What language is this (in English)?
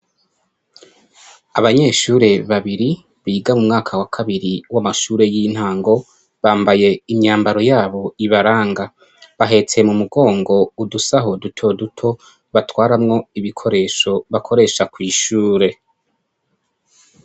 Rundi